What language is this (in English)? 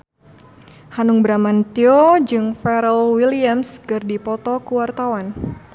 Sundanese